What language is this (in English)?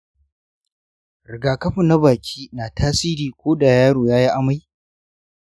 Hausa